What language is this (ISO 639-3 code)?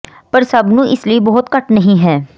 pan